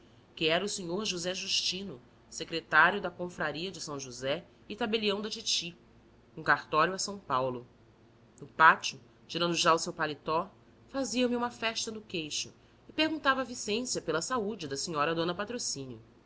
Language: Portuguese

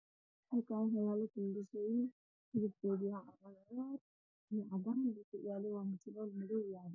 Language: Somali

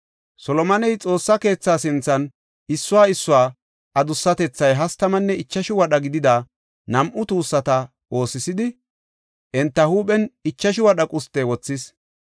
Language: Gofa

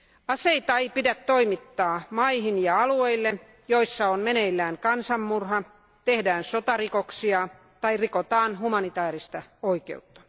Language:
Finnish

